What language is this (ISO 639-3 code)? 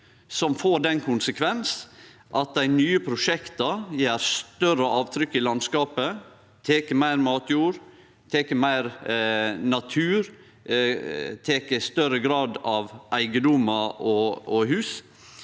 nor